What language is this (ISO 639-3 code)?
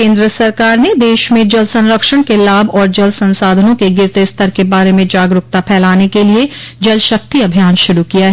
hin